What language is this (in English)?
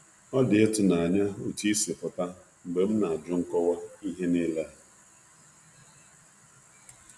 Igbo